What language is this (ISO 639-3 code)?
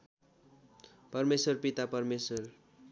nep